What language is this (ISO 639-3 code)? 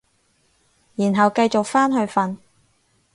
yue